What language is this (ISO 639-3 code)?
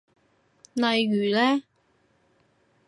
yue